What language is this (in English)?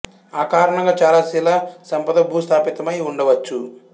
Telugu